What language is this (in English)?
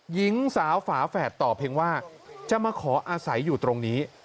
Thai